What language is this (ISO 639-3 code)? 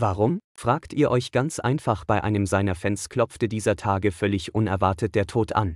deu